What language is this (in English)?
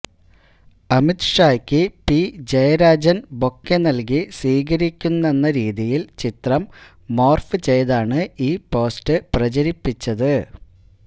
Malayalam